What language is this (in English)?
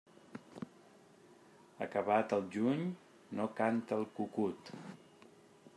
Catalan